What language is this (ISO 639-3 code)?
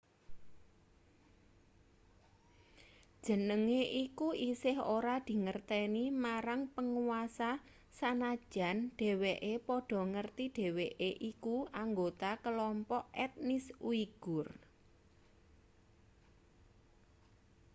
jav